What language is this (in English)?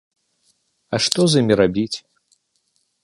Belarusian